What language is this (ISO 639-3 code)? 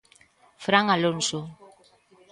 glg